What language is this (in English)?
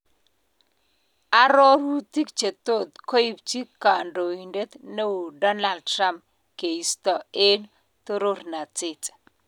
Kalenjin